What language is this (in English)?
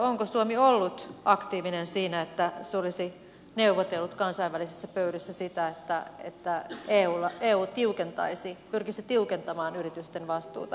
Finnish